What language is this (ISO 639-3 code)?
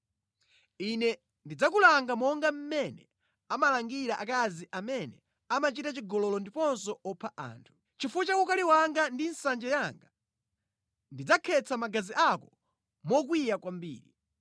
nya